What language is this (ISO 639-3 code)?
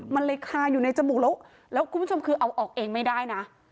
tha